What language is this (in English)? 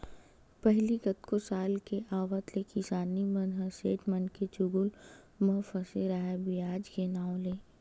Chhattisgarhi